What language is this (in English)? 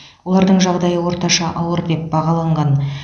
Kazakh